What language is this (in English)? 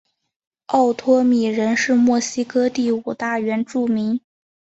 Chinese